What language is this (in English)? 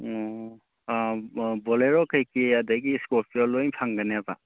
Manipuri